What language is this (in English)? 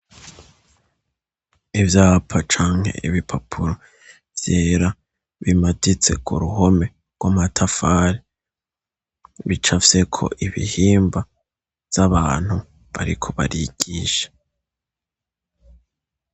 Rundi